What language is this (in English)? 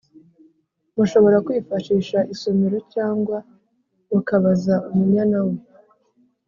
Kinyarwanda